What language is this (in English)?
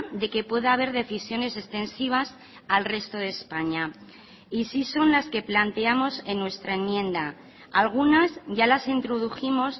Spanish